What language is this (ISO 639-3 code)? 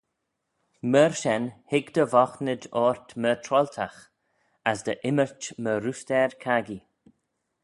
glv